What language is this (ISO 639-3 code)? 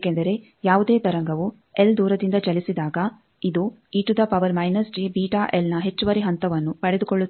kan